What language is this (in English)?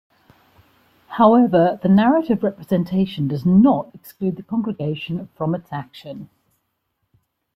English